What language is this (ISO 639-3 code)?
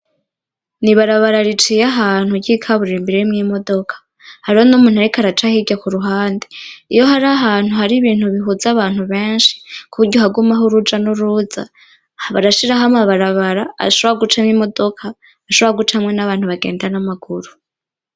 run